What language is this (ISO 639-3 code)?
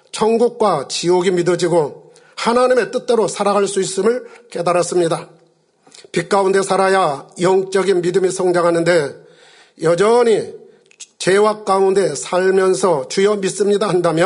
kor